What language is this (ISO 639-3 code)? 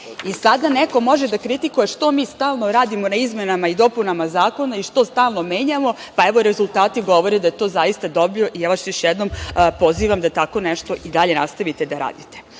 srp